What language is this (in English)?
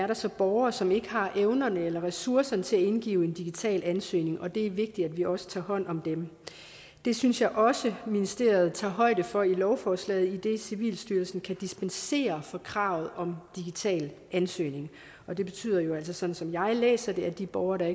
Danish